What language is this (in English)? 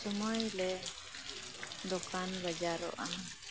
Santali